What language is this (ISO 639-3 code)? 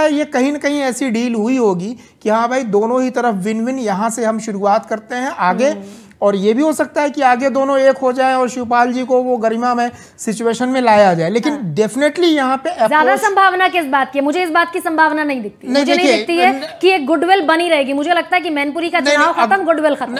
hin